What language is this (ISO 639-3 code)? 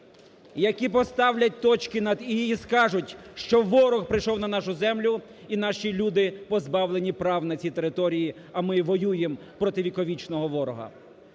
ukr